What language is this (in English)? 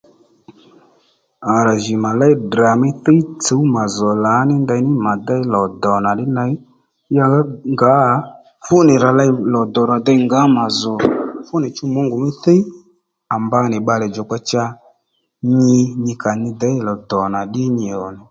Lendu